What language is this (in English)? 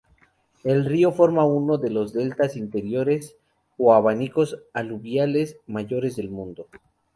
Spanish